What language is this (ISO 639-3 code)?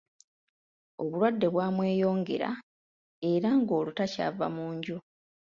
lug